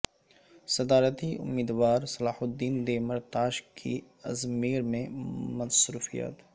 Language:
Urdu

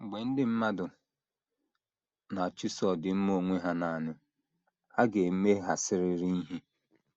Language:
Igbo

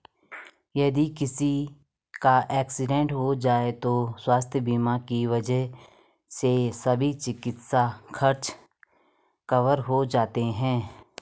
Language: Hindi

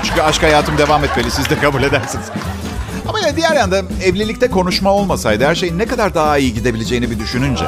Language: Turkish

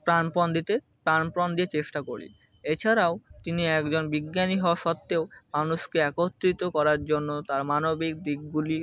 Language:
Bangla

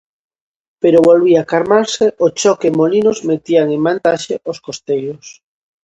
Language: Galician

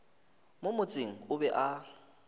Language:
Northern Sotho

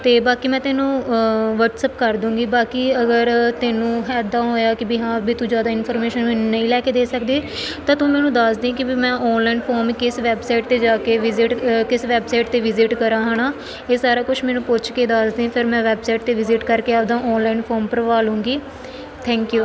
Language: Punjabi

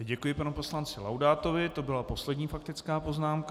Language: Czech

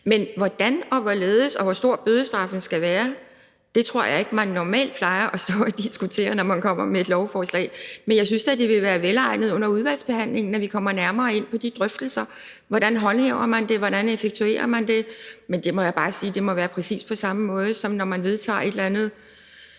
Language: Danish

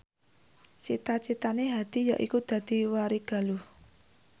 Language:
Javanese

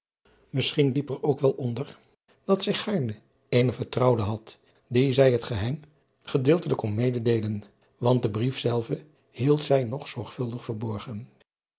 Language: Dutch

